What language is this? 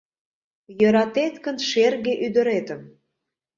Mari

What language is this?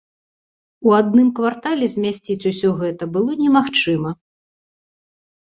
Belarusian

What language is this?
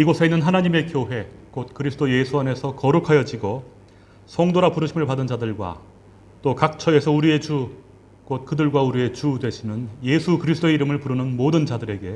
Korean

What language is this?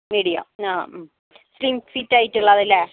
Malayalam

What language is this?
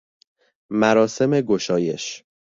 Persian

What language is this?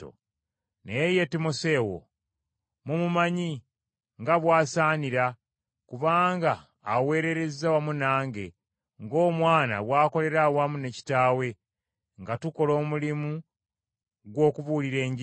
Ganda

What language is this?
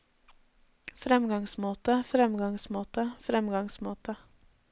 Norwegian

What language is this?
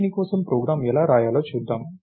Telugu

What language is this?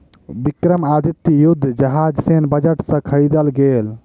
Maithili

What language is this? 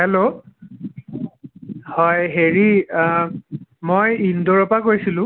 Assamese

